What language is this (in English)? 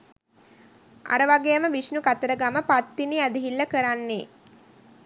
Sinhala